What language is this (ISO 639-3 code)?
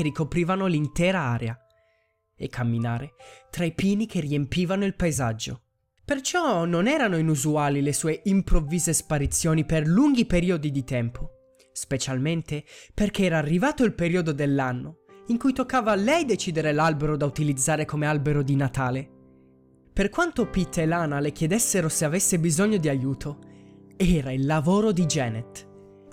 ita